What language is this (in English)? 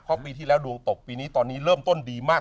Thai